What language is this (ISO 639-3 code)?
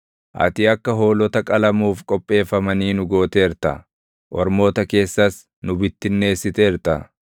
orm